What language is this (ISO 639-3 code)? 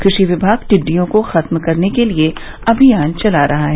hin